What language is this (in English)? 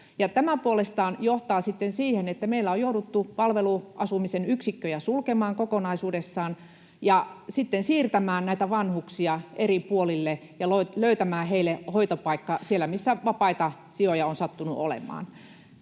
Finnish